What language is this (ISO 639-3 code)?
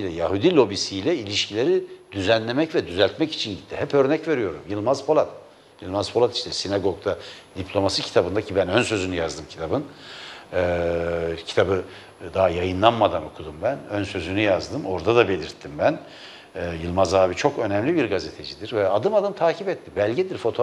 tur